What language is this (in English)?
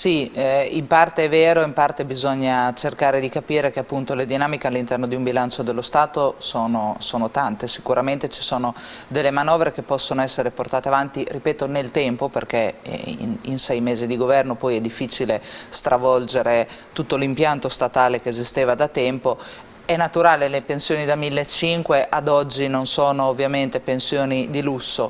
Italian